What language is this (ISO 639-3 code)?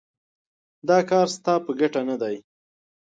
pus